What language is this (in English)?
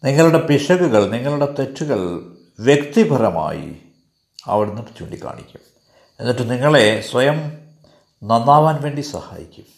Malayalam